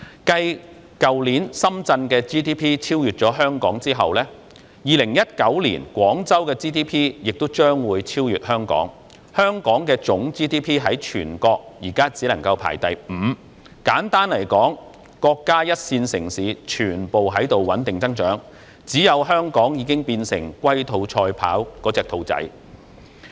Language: Cantonese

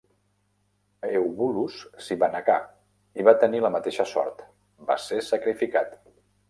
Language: Catalan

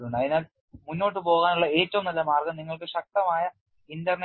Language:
Malayalam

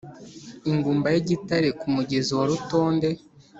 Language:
Kinyarwanda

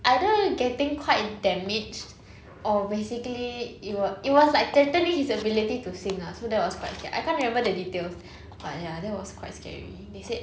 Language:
English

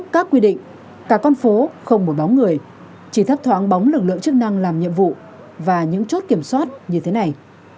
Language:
Vietnamese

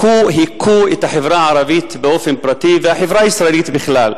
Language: Hebrew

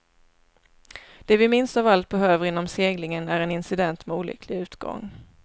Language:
Swedish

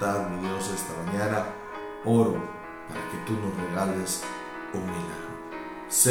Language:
Spanish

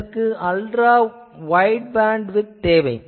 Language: Tamil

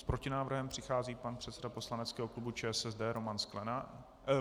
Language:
Czech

